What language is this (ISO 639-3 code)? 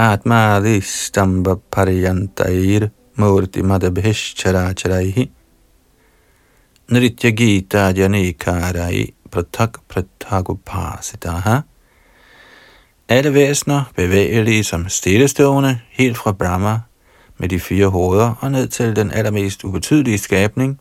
dan